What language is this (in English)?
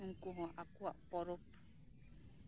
Santali